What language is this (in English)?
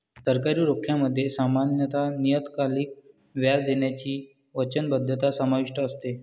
Marathi